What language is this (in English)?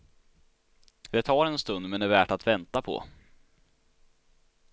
Swedish